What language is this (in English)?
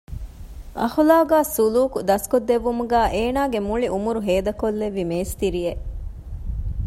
Divehi